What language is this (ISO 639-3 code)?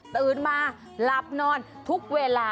tha